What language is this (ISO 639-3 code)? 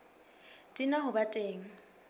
sot